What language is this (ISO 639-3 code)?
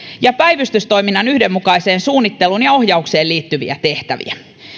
fin